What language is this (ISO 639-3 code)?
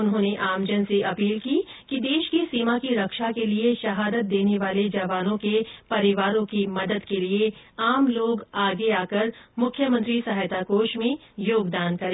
hin